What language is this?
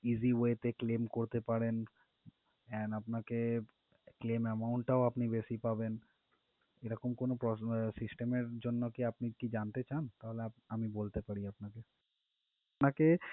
Bangla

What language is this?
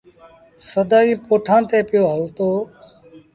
Sindhi Bhil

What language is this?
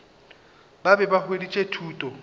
Northern Sotho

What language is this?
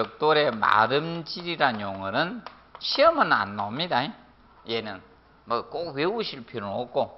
Korean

